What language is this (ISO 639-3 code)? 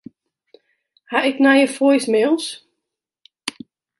fry